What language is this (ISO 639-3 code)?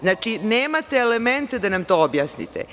srp